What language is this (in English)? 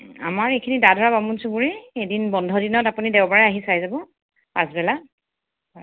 Assamese